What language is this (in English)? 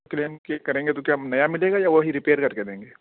Urdu